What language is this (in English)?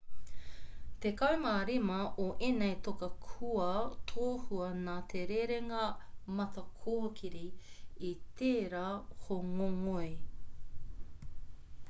Māori